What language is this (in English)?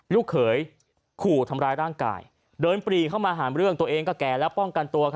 Thai